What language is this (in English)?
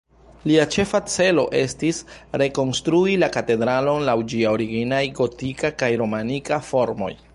Esperanto